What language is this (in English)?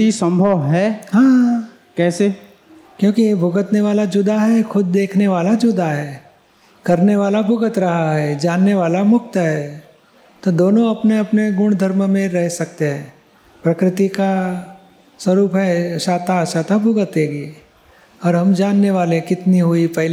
Gujarati